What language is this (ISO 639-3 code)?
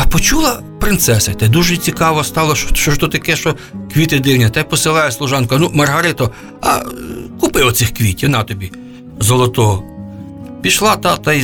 ukr